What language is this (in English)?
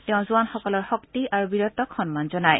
Assamese